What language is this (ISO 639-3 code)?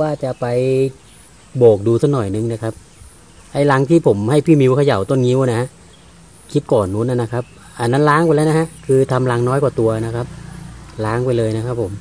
tha